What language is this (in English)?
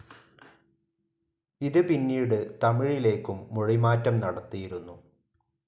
Malayalam